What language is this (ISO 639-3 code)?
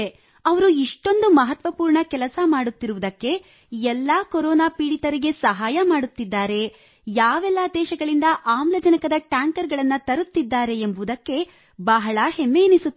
kan